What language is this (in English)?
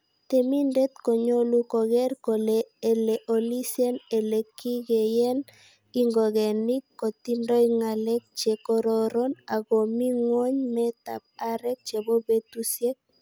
Kalenjin